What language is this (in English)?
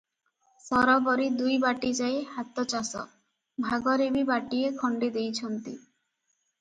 Odia